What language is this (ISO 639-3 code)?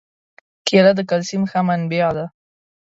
pus